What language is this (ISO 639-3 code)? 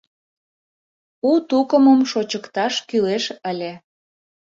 chm